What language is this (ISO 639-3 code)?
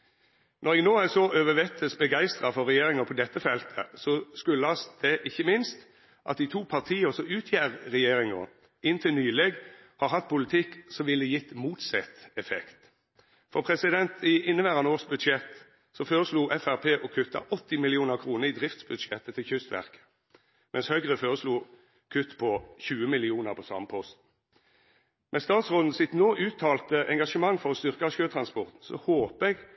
nno